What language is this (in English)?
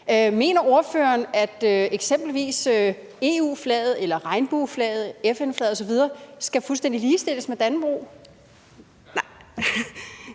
Danish